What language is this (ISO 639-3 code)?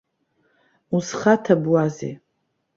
abk